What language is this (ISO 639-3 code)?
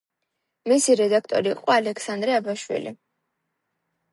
kat